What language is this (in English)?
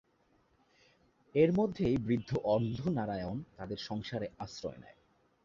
Bangla